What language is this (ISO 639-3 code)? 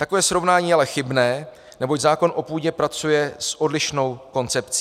ces